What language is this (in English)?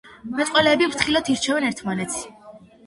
Georgian